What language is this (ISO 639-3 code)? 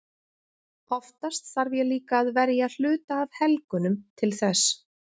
isl